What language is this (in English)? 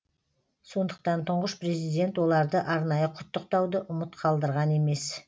Kazakh